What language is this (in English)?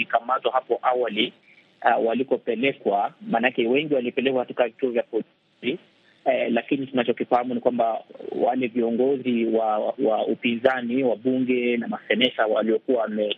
Swahili